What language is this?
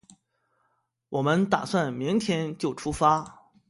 Chinese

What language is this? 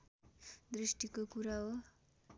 Nepali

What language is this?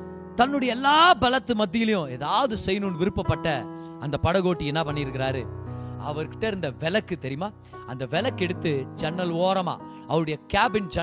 Tamil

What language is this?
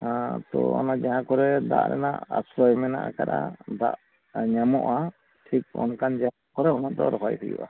Santali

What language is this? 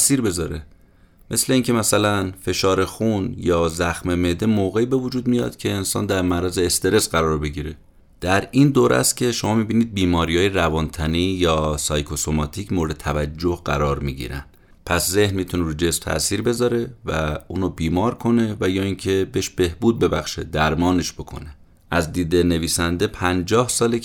Persian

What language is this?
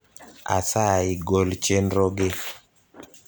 Luo (Kenya and Tanzania)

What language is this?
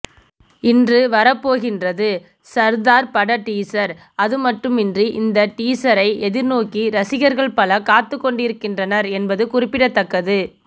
Tamil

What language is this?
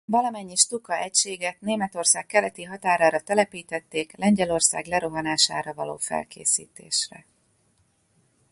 Hungarian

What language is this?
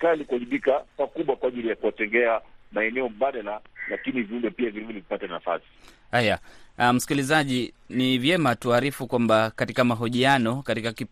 Swahili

